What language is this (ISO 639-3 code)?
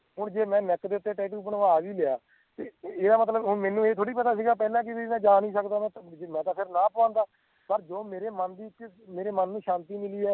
pan